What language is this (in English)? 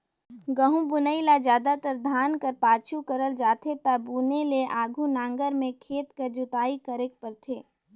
Chhattisgarhi